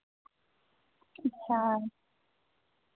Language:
Dogri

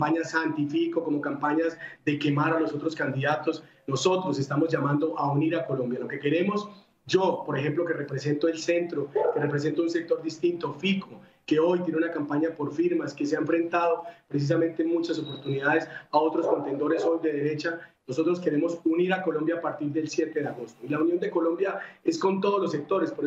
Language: Spanish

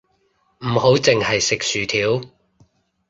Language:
Cantonese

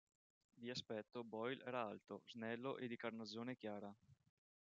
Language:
Italian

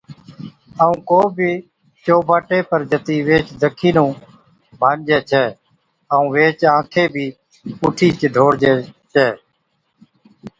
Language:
Od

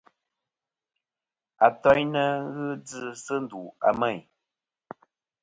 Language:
Kom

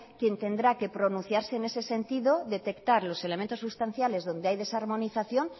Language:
Spanish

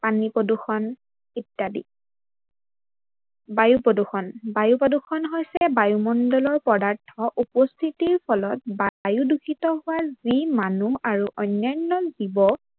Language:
Assamese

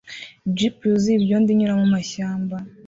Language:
Kinyarwanda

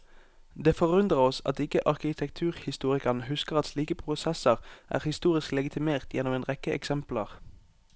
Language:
Norwegian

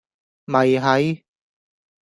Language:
Cantonese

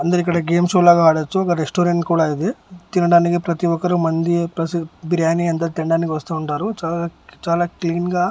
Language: Telugu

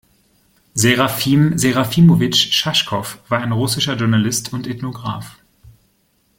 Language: German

